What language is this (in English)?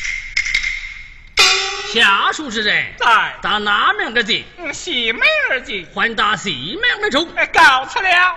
Chinese